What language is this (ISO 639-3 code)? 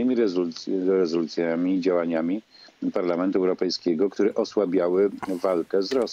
pol